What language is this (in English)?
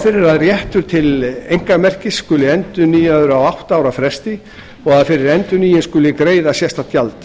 Icelandic